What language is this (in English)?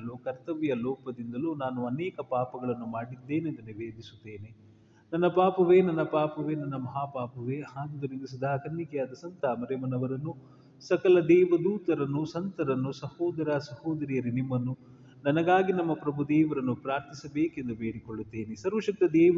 Kannada